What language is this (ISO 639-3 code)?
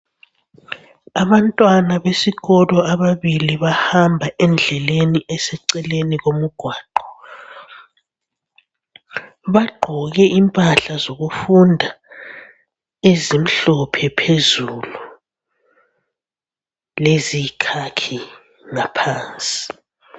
nde